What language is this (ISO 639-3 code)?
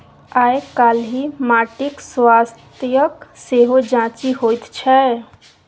mai